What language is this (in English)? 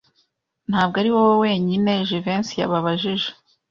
Kinyarwanda